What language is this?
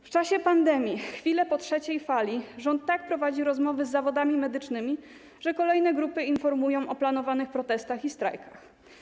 Polish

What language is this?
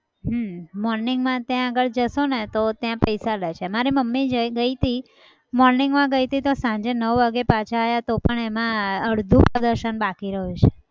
Gujarati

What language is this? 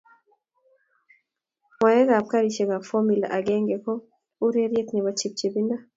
Kalenjin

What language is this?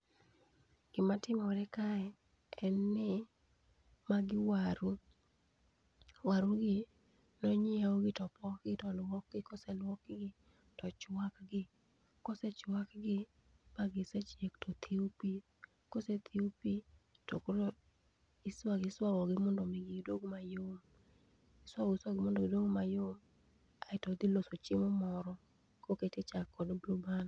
Luo (Kenya and Tanzania)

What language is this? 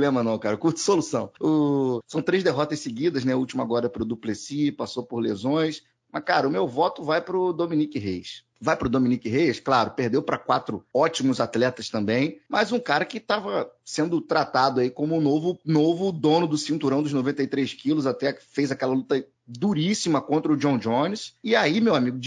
Portuguese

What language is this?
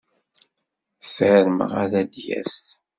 Kabyle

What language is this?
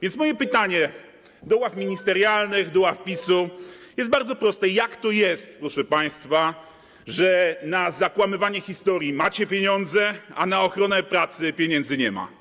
Polish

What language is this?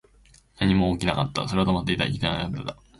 Japanese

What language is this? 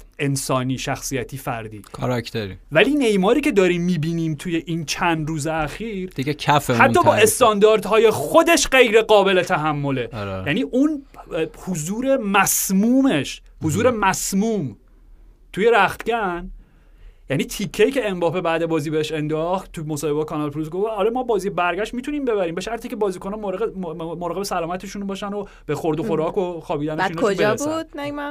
Persian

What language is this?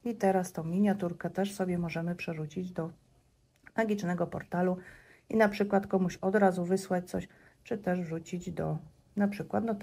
Polish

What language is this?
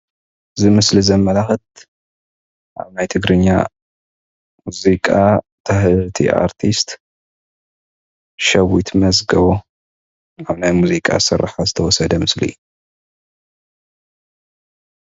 Tigrinya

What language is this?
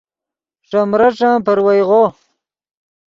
Yidgha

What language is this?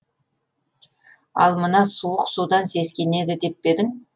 Kazakh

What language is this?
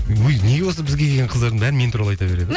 Kazakh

